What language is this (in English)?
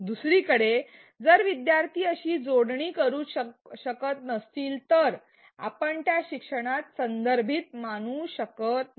Marathi